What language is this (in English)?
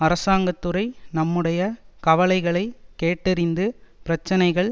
Tamil